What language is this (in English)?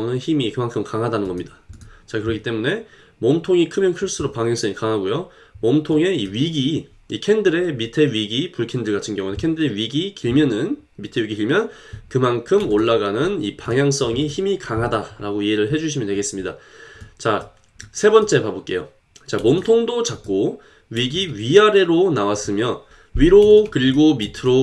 Korean